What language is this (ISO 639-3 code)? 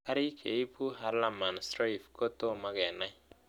kln